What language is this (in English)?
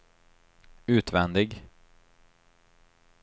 Swedish